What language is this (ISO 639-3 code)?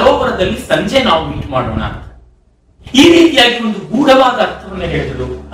kan